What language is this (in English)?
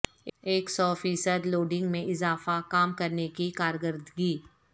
Urdu